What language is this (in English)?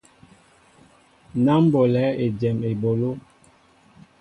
Mbo (Cameroon)